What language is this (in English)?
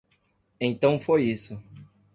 Portuguese